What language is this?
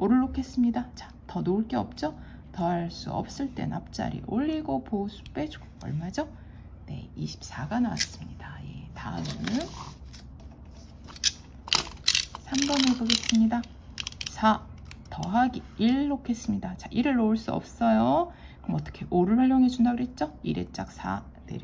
Korean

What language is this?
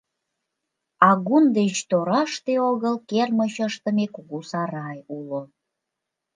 Mari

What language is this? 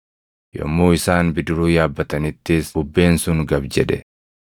Oromo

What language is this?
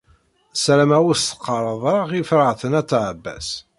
Kabyle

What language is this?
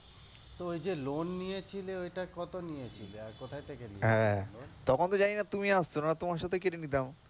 Bangla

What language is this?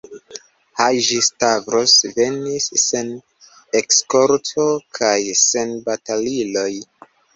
Esperanto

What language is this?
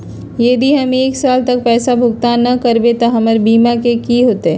Magahi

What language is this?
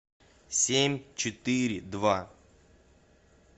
Russian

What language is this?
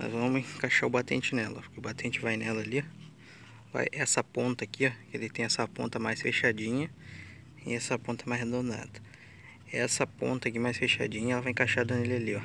Portuguese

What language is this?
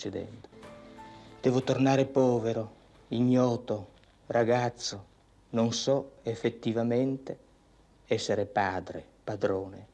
Italian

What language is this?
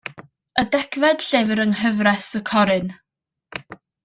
Welsh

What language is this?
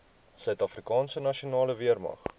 Afrikaans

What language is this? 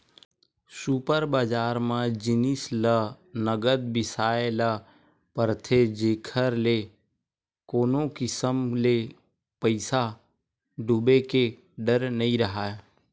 Chhattisgarhi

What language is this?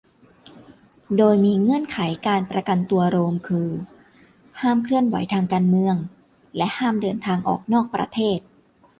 Thai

